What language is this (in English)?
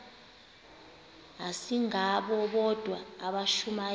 Xhosa